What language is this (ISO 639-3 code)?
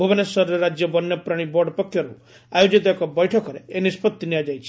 ori